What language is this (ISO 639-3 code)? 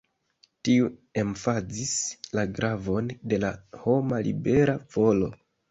epo